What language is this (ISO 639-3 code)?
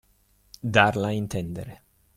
ita